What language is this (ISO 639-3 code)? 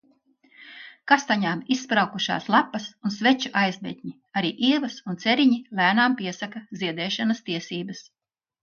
lav